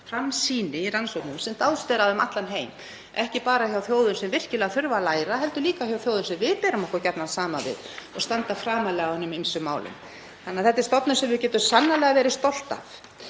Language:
Icelandic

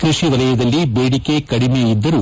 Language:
Kannada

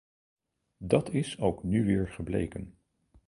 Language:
Dutch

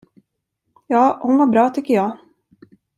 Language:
Swedish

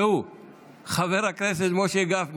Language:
Hebrew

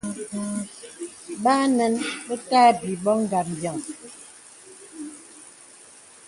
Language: Bebele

